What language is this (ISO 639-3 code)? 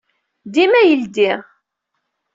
kab